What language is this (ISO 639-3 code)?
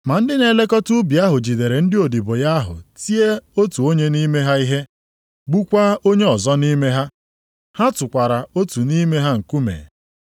ibo